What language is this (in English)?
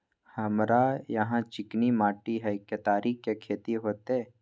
Maithili